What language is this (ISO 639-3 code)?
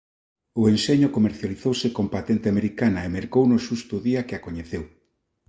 glg